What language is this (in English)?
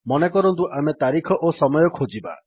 Odia